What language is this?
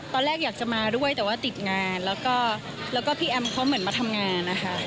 Thai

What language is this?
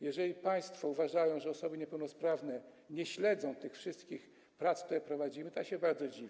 Polish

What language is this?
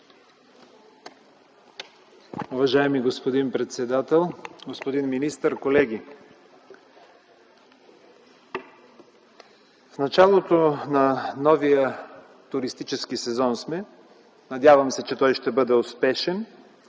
Bulgarian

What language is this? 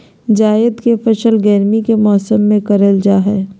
Magahi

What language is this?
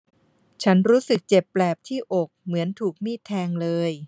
Thai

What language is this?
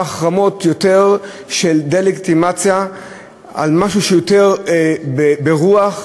Hebrew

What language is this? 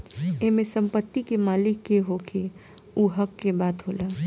Bhojpuri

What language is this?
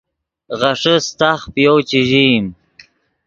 Yidgha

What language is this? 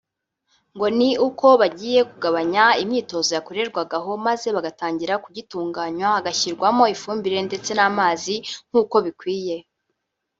Kinyarwanda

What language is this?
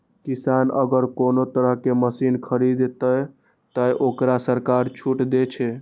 Maithili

